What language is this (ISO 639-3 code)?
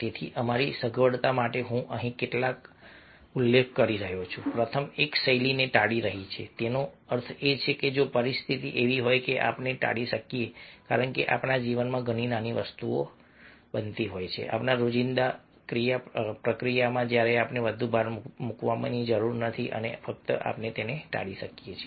guj